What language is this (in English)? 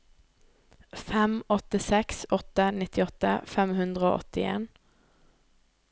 Norwegian